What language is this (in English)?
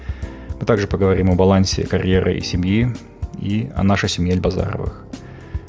Kazakh